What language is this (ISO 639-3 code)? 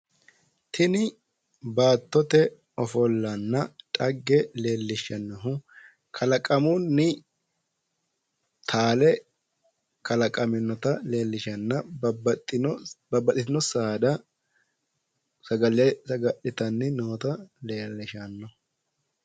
sid